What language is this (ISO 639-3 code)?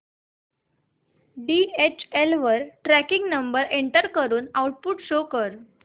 mar